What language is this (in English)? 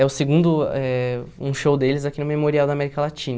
Portuguese